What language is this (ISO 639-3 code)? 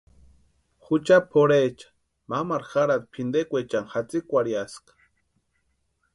pua